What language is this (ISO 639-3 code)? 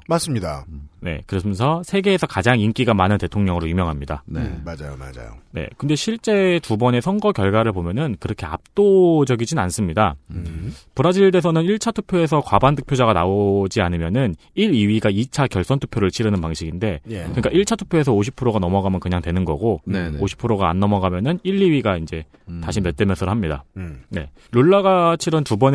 kor